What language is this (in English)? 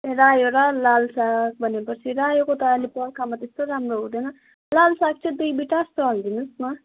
Nepali